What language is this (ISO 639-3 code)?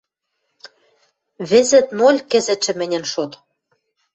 mrj